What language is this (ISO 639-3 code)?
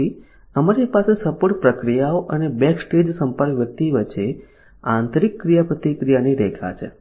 guj